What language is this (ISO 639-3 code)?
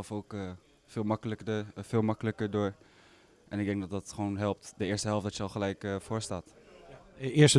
nld